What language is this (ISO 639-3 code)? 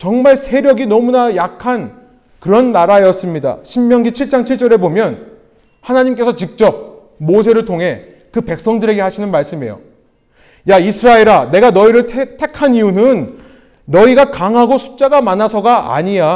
kor